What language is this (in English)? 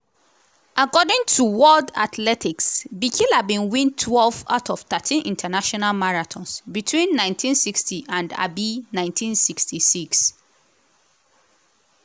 Nigerian Pidgin